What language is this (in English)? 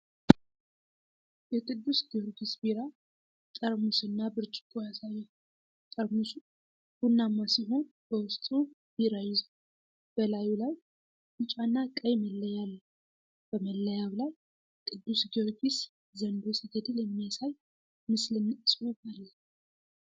Amharic